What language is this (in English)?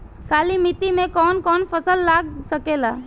Bhojpuri